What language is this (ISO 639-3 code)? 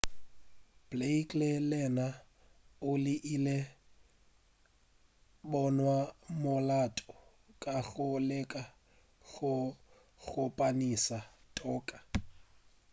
nso